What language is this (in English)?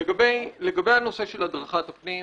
Hebrew